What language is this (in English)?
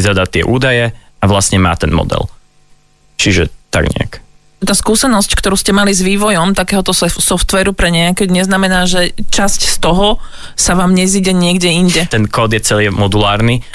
Slovak